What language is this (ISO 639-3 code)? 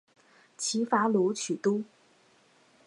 zho